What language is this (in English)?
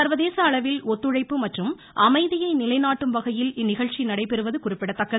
Tamil